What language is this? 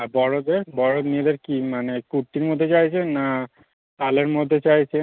Bangla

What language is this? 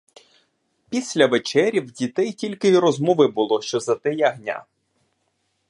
Ukrainian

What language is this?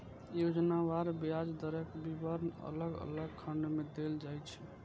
Maithili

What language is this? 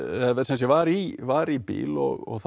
Icelandic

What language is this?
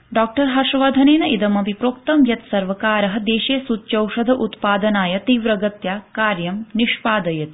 Sanskrit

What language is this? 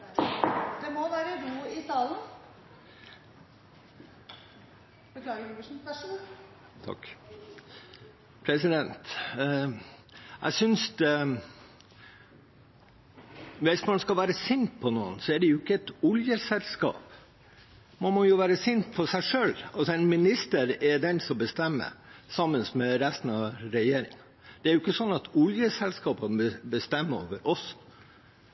Norwegian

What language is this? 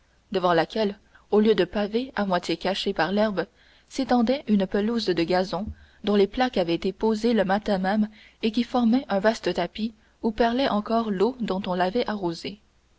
French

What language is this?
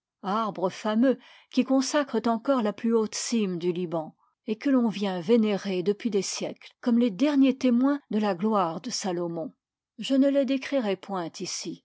French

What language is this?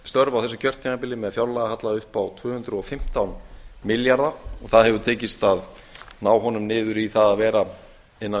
Icelandic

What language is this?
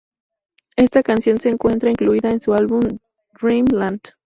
Spanish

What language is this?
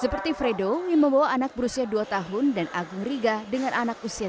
Indonesian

